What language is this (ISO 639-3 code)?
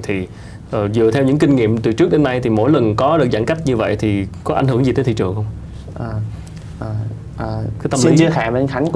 vie